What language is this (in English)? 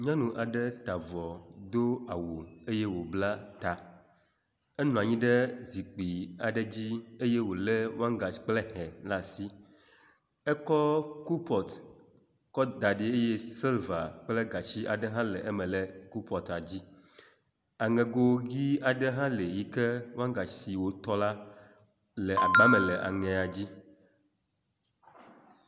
Ewe